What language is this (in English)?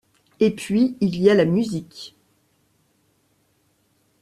French